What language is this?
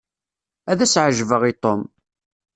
Kabyle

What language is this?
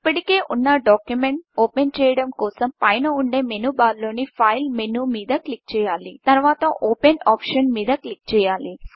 Telugu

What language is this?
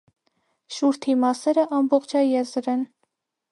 Armenian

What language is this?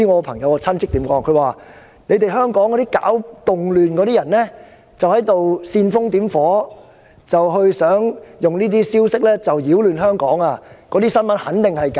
Cantonese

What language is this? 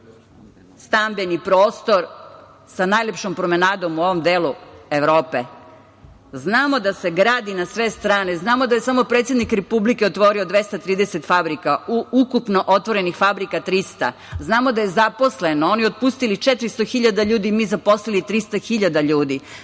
Serbian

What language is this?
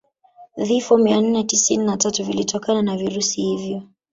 Swahili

